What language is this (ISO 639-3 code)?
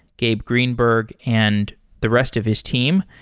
eng